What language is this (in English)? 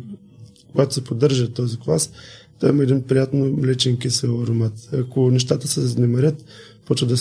Bulgarian